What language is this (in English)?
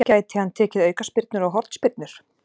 Icelandic